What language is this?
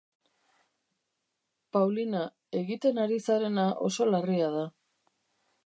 Basque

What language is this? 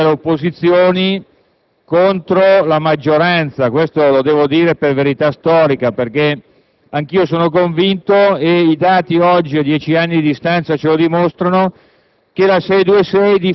Italian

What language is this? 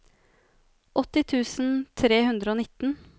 Norwegian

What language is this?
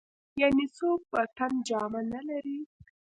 Pashto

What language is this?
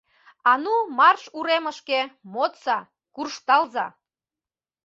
Mari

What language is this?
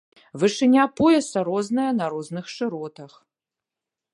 Belarusian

